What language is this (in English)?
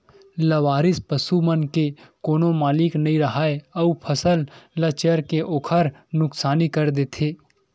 Chhattisgarhi